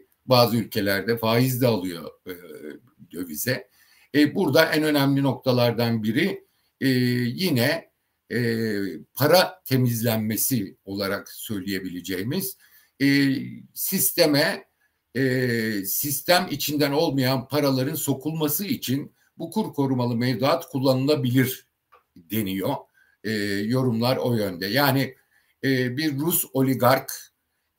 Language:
Turkish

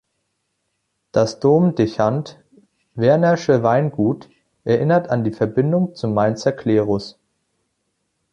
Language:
German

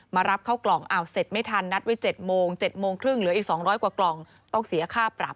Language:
Thai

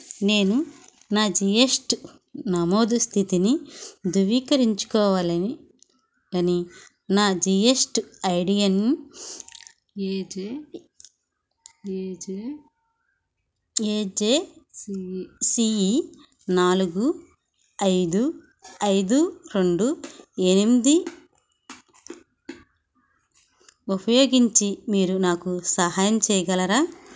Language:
Telugu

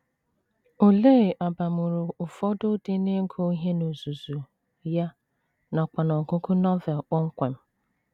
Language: Igbo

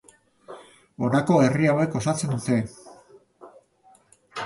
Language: Basque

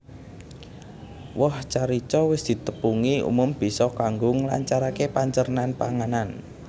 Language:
Javanese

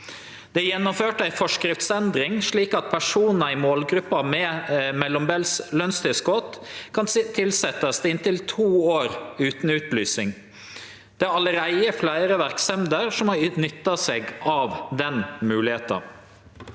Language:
Norwegian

